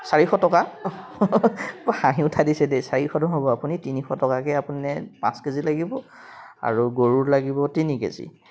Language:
Assamese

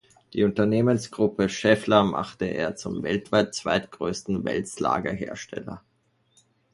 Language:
German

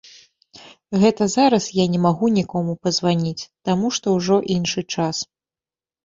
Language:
Belarusian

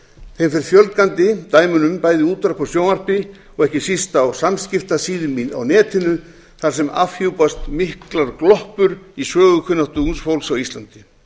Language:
Icelandic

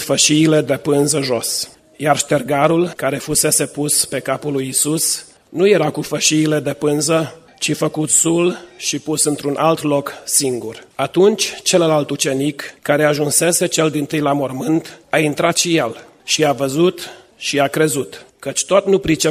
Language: Romanian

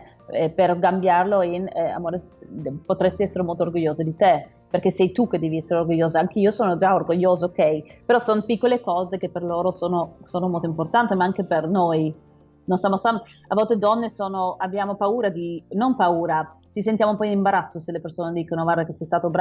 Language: Italian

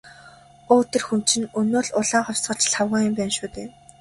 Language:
Mongolian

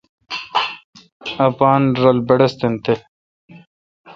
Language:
Kalkoti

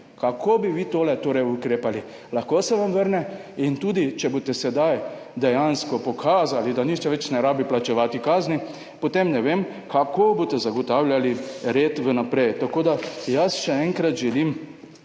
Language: Slovenian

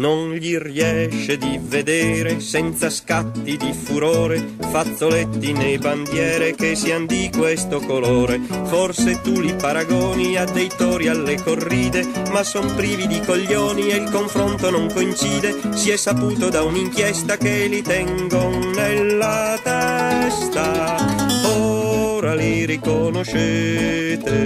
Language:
Italian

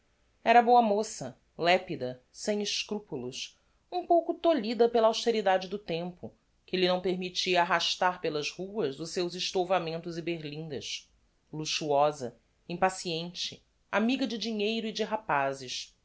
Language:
Portuguese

